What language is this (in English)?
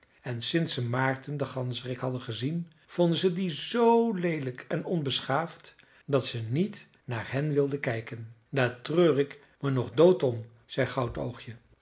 Dutch